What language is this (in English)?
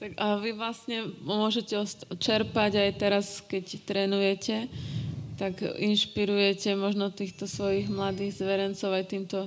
Slovak